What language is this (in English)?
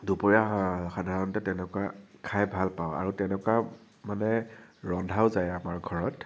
Assamese